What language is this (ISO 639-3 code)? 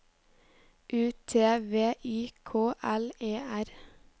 nor